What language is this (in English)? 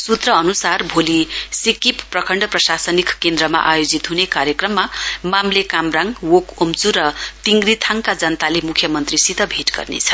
Nepali